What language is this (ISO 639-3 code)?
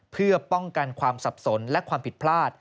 tha